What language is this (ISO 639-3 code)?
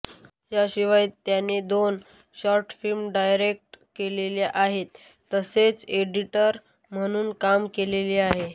mar